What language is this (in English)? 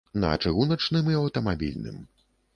Belarusian